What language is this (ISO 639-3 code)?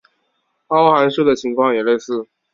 zho